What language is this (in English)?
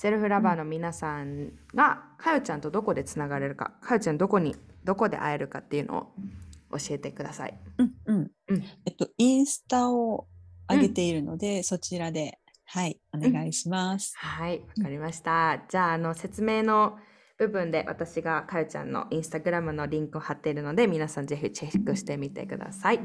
Japanese